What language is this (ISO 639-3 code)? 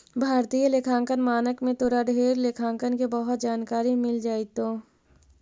mag